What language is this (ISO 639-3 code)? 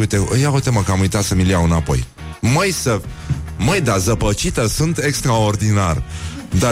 ron